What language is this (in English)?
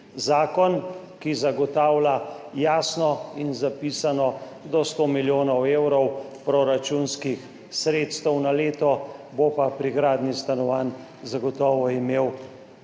Slovenian